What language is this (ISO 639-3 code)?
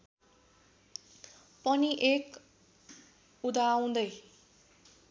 nep